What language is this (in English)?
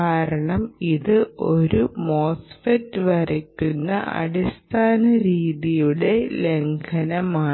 Malayalam